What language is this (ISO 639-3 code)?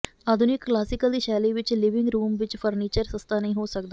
pan